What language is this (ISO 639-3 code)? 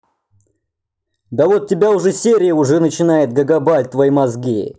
rus